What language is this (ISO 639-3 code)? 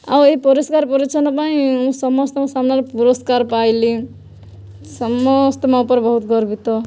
ori